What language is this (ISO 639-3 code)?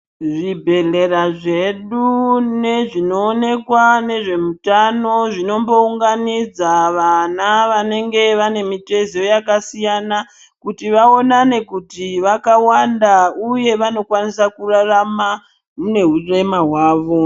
ndc